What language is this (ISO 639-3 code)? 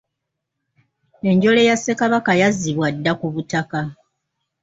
lug